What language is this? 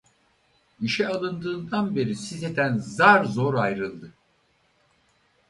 Turkish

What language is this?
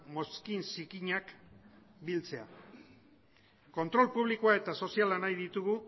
Basque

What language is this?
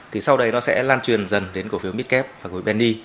Vietnamese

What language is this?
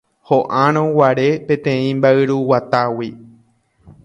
Guarani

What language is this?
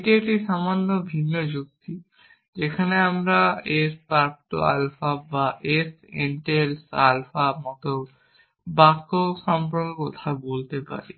Bangla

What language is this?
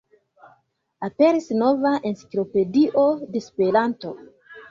Esperanto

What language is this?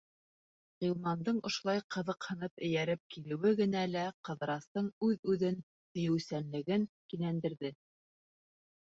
Bashkir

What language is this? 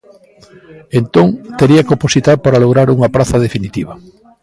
Galician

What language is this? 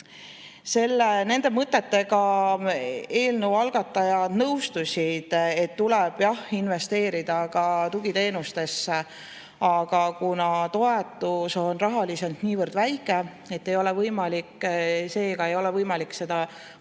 Estonian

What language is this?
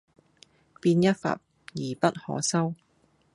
Cantonese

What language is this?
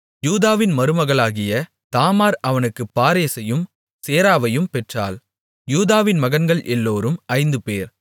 Tamil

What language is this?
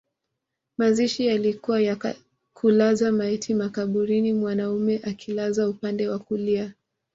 Swahili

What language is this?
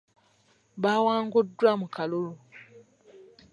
Ganda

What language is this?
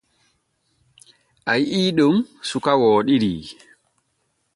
Borgu Fulfulde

